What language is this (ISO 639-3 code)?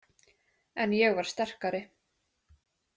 isl